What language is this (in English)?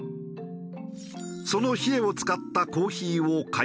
Japanese